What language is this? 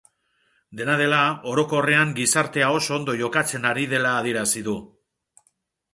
Basque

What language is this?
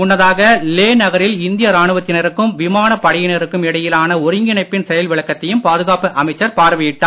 Tamil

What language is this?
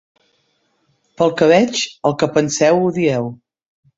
Catalan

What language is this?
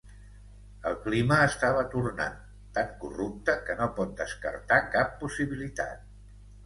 Catalan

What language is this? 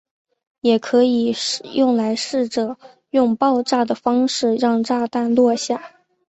Chinese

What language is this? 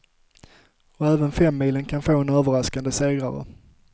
Swedish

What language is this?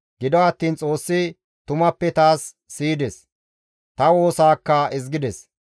Gamo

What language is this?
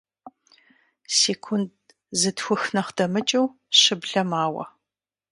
Kabardian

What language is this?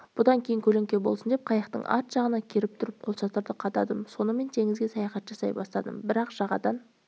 Kazakh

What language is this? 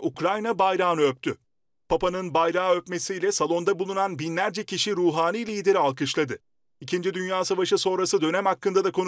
Turkish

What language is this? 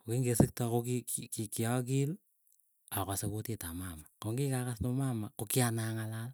Keiyo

